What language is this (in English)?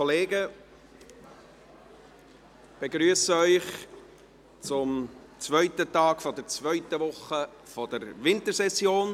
Swiss German